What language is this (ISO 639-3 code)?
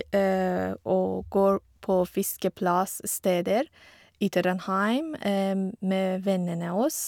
nor